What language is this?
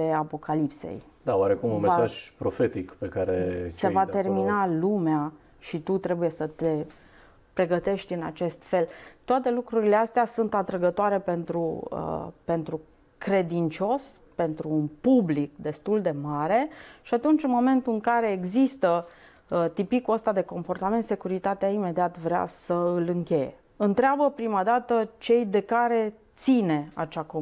Romanian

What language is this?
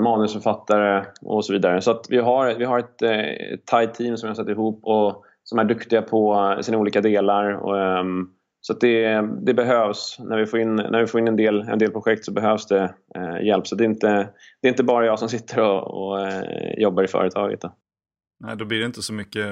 Swedish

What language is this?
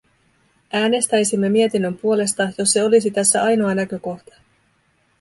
Finnish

